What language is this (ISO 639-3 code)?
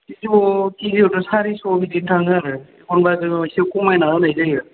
brx